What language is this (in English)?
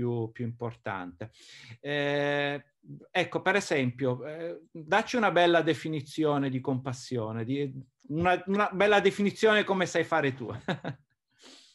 Italian